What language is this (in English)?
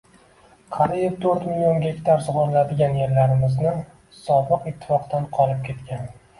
Uzbek